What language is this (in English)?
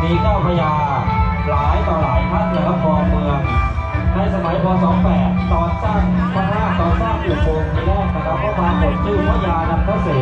Thai